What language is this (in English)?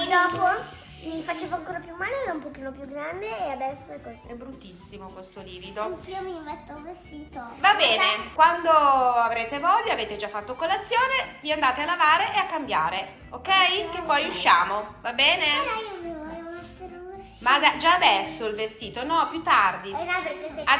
Italian